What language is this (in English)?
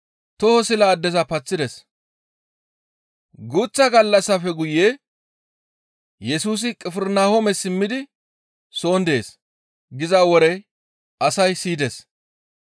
Gamo